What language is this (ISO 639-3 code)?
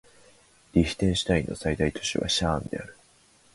jpn